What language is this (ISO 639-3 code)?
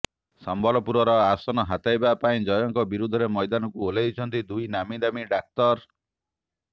ori